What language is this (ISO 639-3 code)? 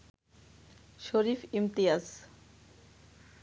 ben